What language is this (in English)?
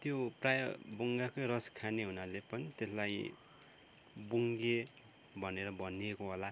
Nepali